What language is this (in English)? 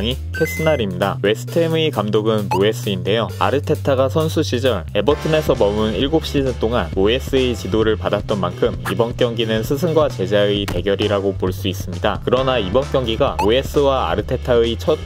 Korean